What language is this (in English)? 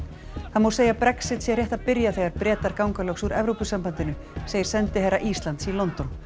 Icelandic